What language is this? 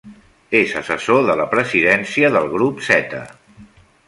Catalan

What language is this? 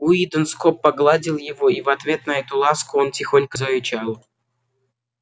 Russian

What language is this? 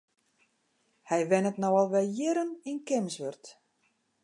Western Frisian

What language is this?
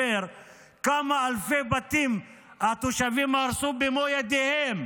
Hebrew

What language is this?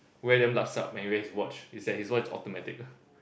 English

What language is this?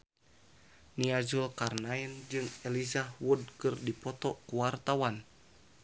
Sundanese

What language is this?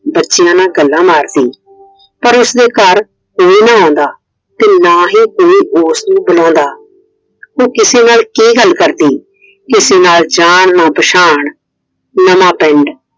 Punjabi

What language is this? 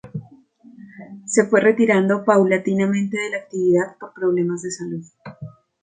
Spanish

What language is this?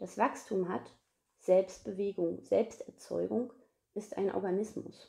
German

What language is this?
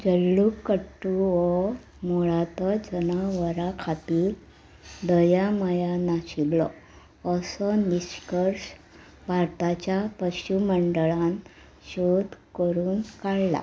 Konkani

